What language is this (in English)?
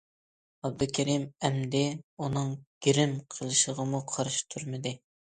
Uyghur